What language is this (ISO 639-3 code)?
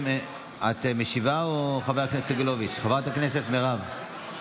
heb